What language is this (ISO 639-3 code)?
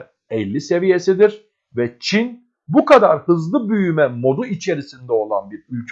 tur